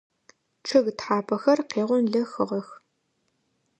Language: Adyghe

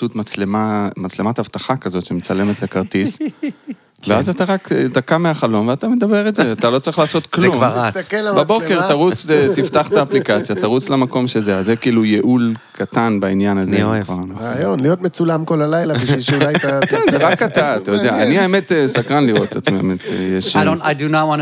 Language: Hebrew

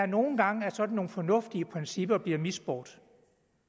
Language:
Danish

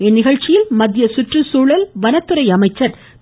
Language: Tamil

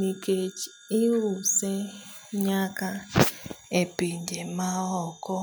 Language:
Luo (Kenya and Tanzania)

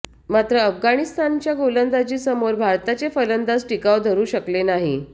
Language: Marathi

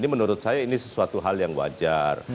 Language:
Indonesian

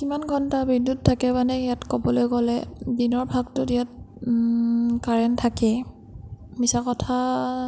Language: Assamese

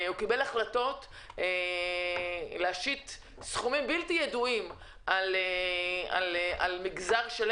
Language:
Hebrew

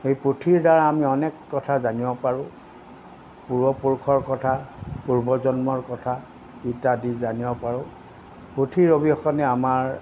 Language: Assamese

